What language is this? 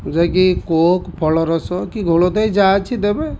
Odia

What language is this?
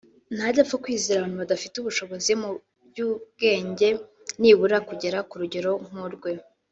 Kinyarwanda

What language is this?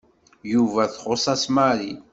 Kabyle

